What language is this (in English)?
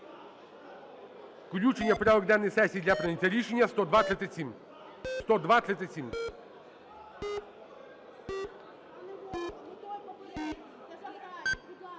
Ukrainian